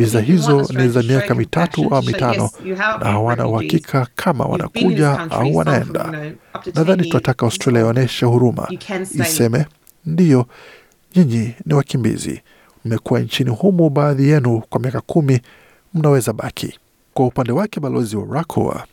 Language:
Swahili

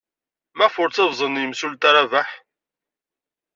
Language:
Kabyle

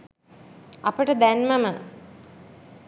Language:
Sinhala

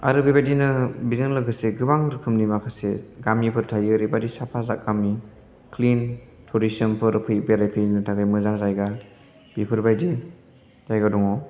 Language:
Bodo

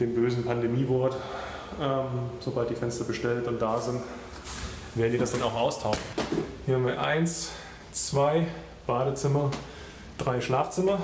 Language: German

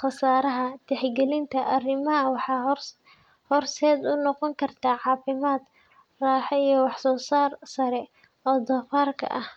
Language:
Somali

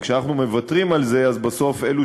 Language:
Hebrew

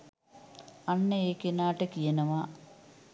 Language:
Sinhala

